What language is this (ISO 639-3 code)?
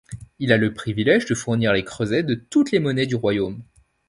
fra